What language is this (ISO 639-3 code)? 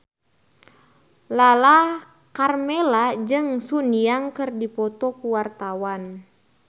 sun